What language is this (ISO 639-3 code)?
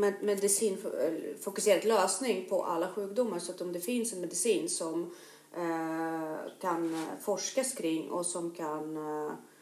swe